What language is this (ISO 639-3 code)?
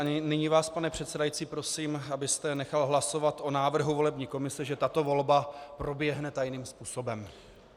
ces